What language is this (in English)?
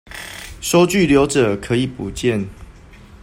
Chinese